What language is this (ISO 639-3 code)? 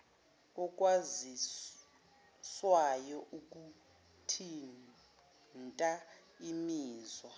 zul